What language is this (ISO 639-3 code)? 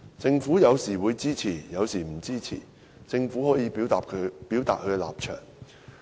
yue